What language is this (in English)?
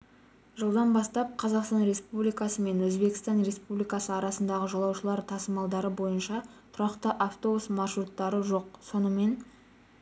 Kazakh